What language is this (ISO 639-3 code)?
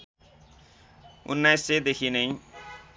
nep